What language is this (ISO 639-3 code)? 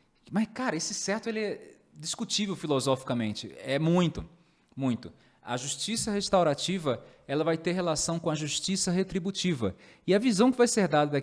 por